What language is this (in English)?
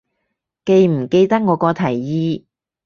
Cantonese